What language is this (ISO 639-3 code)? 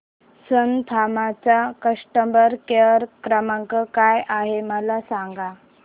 mar